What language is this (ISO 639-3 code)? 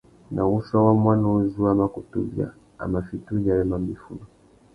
bag